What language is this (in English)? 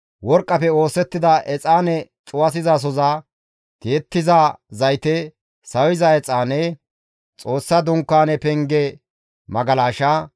Gamo